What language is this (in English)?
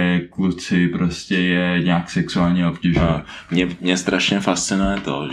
Czech